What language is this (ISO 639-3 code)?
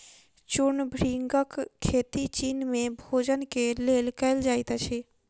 mai